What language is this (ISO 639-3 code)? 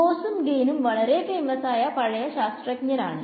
mal